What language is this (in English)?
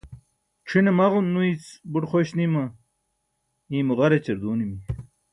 Burushaski